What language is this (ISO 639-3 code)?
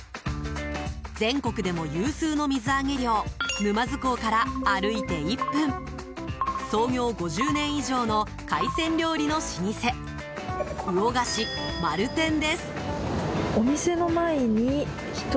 jpn